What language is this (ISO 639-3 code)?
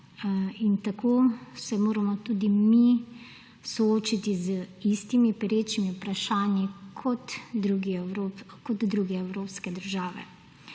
slv